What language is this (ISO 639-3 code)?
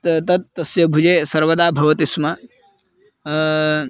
san